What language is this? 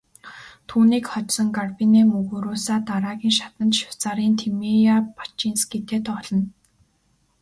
Mongolian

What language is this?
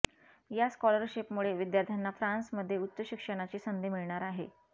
Marathi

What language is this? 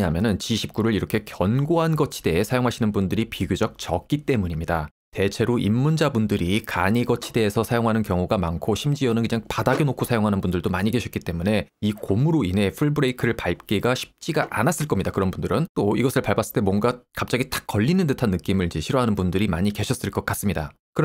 Korean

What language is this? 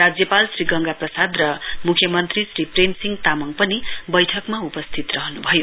Nepali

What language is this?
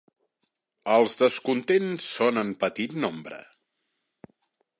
Catalan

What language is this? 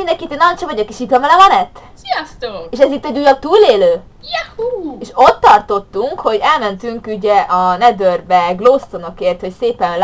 Hungarian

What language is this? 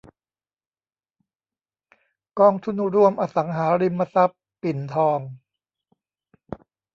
Thai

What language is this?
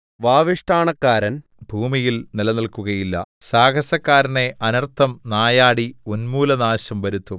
Malayalam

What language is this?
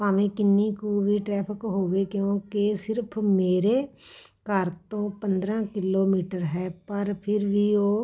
Punjabi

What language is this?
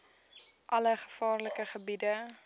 Afrikaans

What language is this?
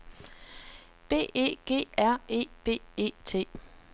Danish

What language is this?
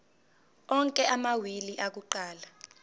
Zulu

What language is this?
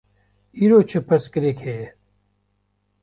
Kurdish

